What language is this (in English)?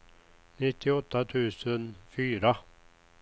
Swedish